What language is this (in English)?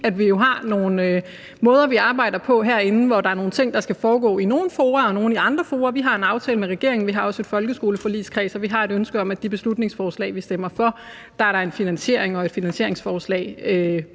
Danish